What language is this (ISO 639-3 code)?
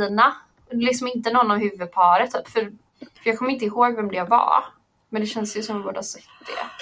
swe